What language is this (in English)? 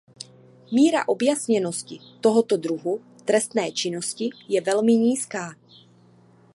Czech